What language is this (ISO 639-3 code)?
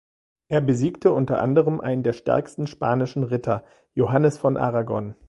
deu